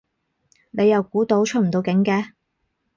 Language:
Cantonese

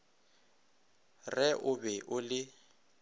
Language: Northern Sotho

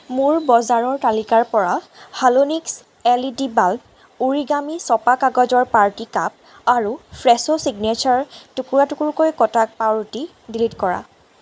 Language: Assamese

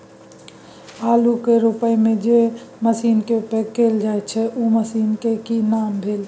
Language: Maithili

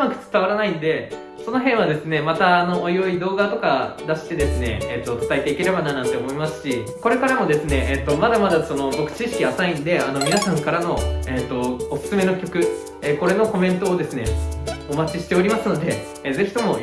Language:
Japanese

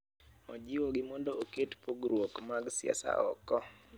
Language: Luo (Kenya and Tanzania)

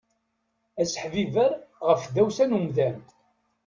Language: Kabyle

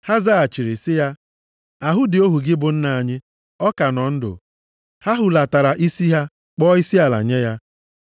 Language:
Igbo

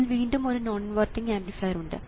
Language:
Malayalam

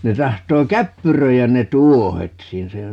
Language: Finnish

